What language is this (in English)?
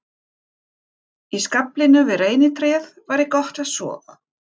Icelandic